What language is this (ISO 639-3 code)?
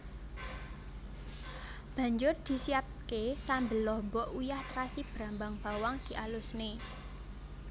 jav